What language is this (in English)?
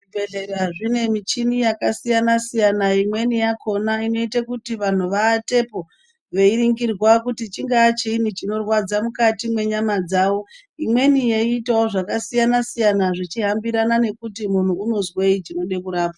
Ndau